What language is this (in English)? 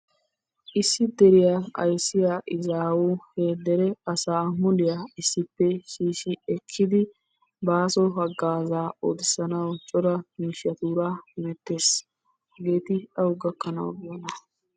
Wolaytta